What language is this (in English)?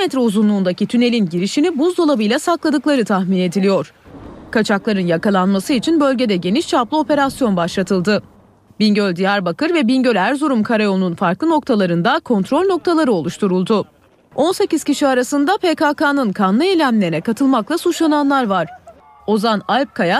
Turkish